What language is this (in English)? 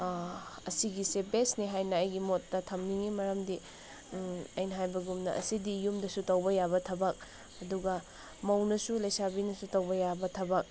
Manipuri